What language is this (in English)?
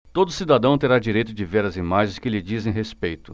Portuguese